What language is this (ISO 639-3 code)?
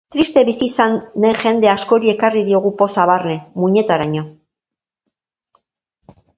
eus